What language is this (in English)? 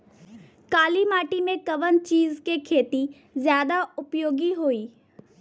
Bhojpuri